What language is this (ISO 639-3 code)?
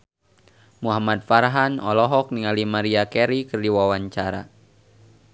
sun